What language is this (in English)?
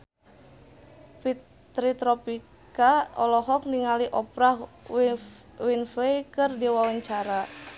Sundanese